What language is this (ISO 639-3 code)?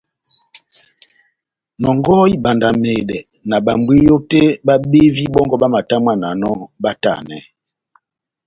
bnm